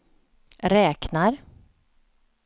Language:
Swedish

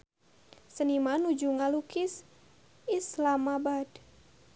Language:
Sundanese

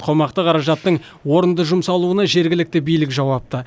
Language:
Kazakh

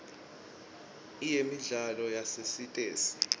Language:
Swati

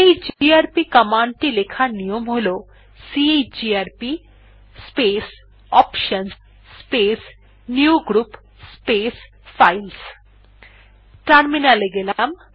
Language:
Bangla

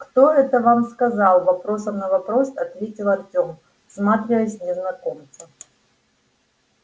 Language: Russian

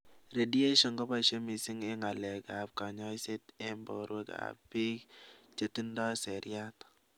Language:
Kalenjin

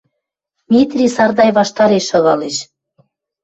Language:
Western Mari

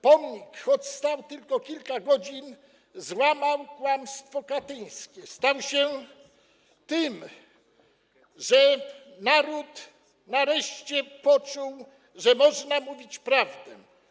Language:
Polish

